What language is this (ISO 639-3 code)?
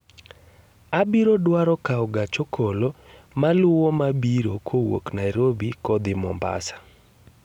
luo